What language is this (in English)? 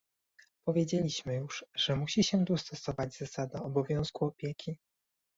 Polish